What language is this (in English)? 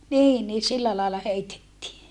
Finnish